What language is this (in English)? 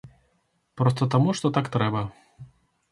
Belarusian